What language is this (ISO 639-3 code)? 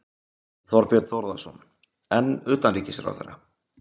isl